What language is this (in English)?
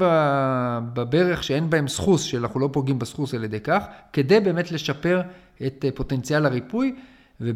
Hebrew